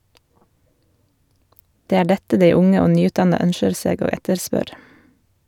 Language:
Norwegian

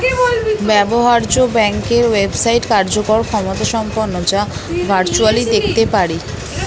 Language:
Bangla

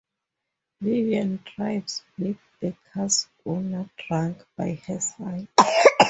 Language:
English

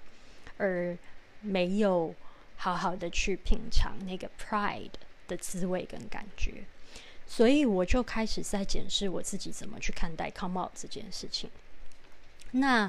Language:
Chinese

